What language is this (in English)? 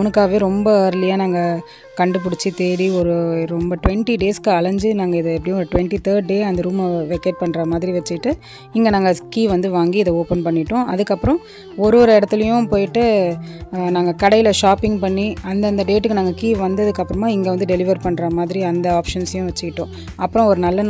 English